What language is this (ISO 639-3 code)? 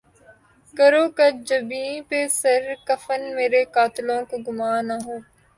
urd